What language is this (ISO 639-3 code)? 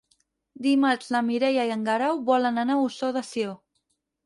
cat